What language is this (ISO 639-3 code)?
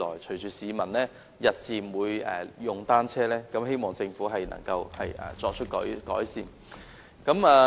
yue